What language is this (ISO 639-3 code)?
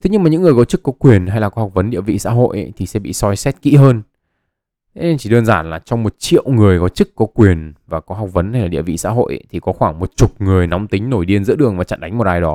vie